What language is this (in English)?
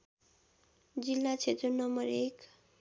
Nepali